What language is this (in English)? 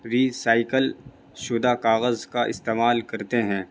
Urdu